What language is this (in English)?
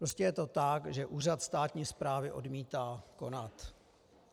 Czech